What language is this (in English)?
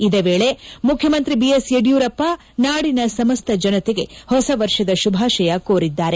Kannada